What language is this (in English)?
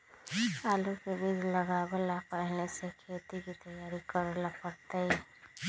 Magahi